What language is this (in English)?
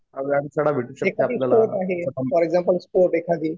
Marathi